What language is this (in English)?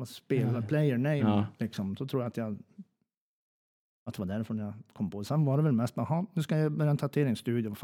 Swedish